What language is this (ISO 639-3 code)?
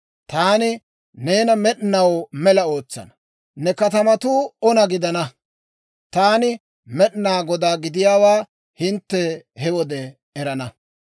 dwr